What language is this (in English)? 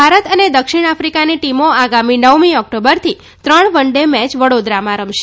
Gujarati